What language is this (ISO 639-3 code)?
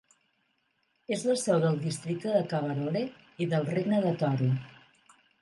cat